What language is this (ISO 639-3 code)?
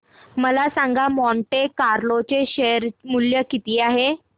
mar